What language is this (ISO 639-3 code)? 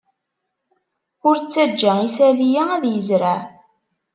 kab